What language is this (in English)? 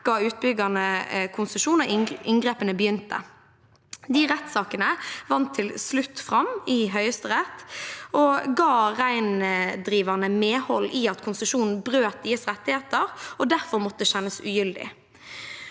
Norwegian